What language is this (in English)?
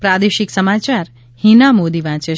Gujarati